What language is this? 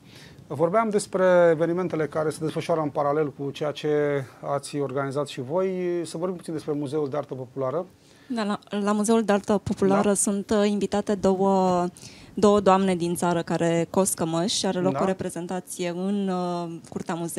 Romanian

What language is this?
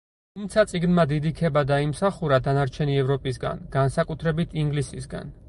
Georgian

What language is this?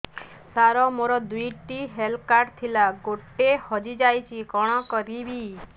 Odia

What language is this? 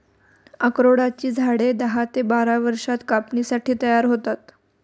Marathi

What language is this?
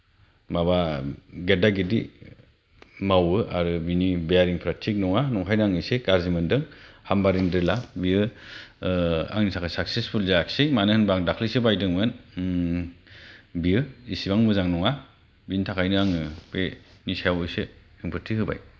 Bodo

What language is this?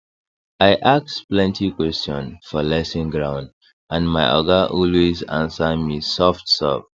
Nigerian Pidgin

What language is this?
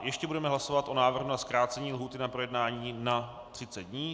Czech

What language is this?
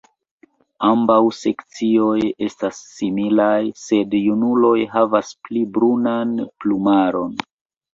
Esperanto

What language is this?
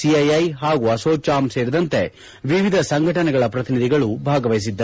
Kannada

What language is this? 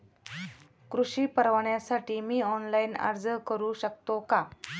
Marathi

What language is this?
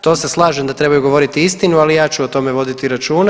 Croatian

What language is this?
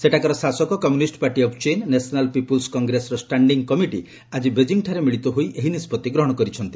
Odia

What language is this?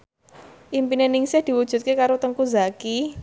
Javanese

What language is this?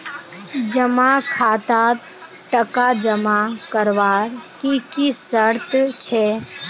Magahi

